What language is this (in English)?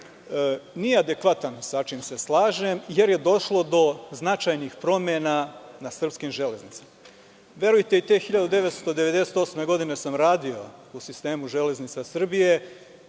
Serbian